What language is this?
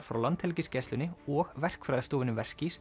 Icelandic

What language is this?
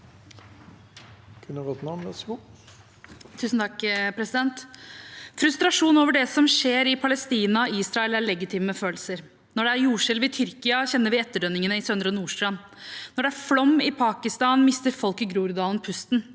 Norwegian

